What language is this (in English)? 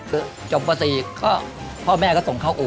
Thai